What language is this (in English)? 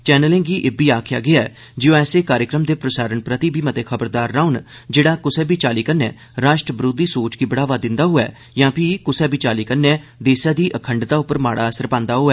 Dogri